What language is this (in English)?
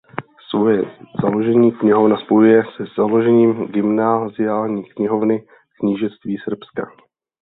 Czech